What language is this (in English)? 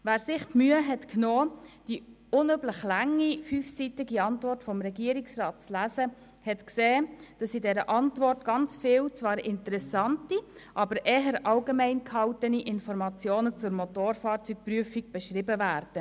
Swiss German